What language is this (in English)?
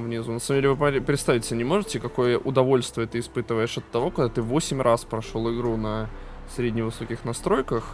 Russian